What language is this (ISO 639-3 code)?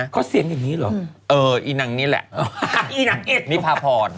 tha